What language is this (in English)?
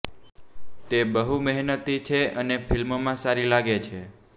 Gujarati